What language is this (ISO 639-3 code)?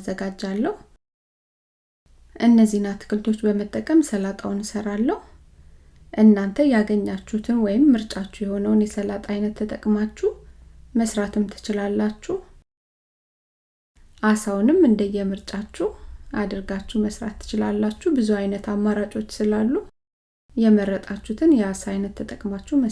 amh